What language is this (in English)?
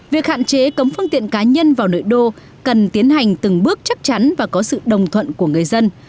Vietnamese